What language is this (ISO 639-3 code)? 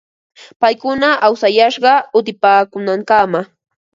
qva